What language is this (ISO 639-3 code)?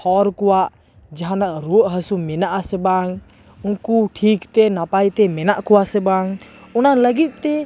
sat